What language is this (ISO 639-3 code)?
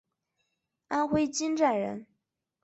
zho